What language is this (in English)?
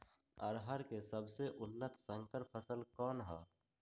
Magahi